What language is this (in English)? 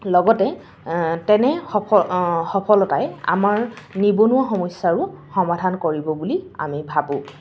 Assamese